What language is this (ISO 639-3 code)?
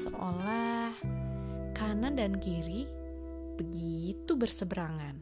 ind